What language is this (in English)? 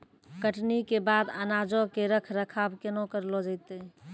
Maithili